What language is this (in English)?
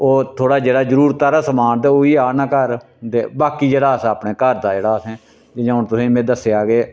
Dogri